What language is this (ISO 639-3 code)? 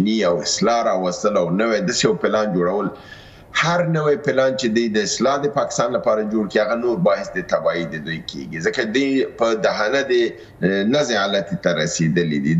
fas